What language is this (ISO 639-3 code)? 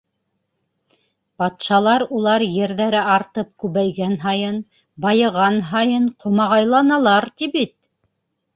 bak